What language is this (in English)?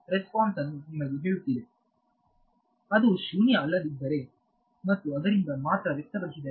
Kannada